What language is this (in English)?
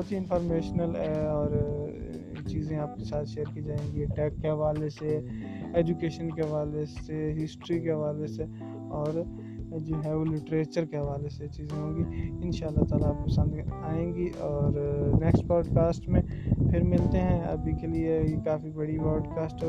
Urdu